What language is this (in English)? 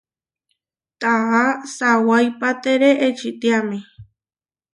Huarijio